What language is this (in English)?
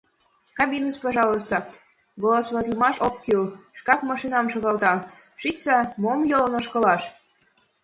Mari